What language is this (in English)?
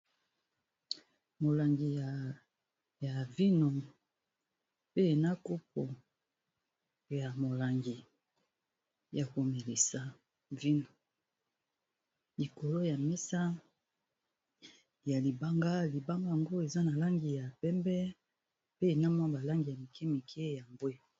Lingala